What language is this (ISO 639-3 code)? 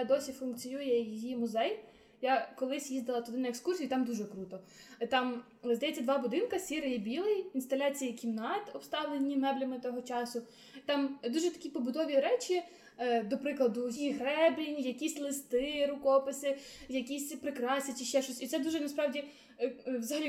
ukr